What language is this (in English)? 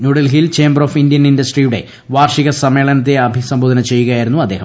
Malayalam